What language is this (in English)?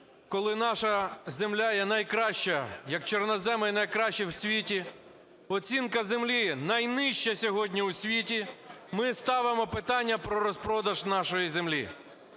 Ukrainian